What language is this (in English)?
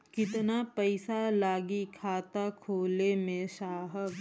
Bhojpuri